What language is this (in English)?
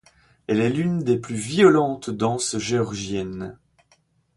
French